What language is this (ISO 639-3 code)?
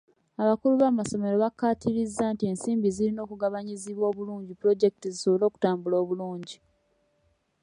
lug